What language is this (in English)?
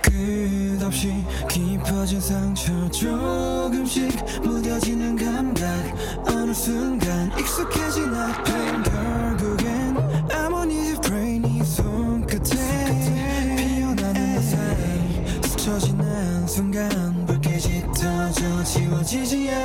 Italian